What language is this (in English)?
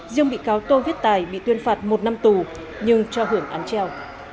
Vietnamese